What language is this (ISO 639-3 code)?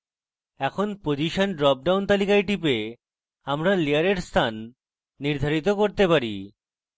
ben